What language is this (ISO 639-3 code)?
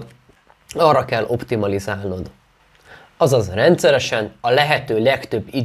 hun